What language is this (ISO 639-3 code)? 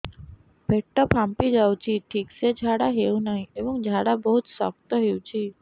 ori